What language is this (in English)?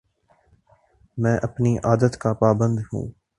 Urdu